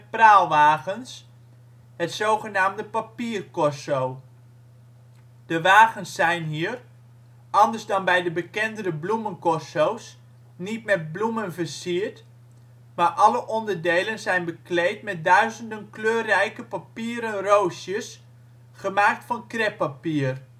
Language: Dutch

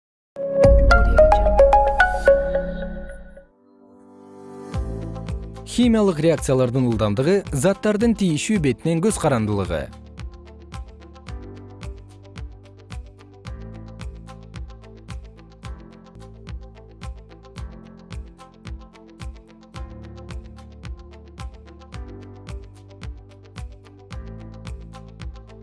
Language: Kyrgyz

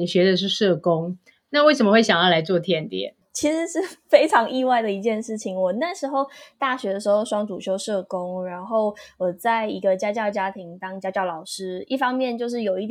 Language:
Chinese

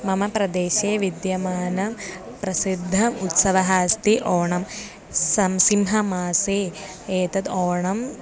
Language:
Sanskrit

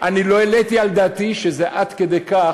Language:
Hebrew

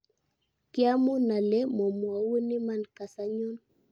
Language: Kalenjin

